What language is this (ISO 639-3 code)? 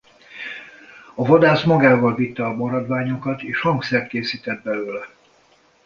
hun